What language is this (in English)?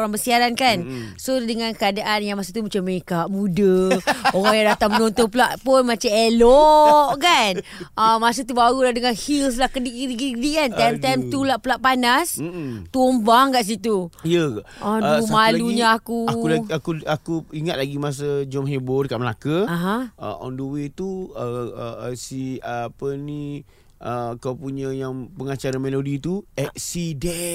Malay